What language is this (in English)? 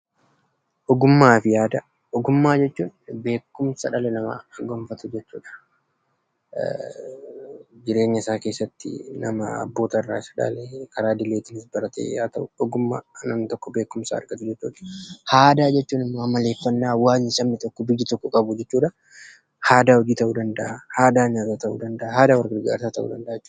Oromo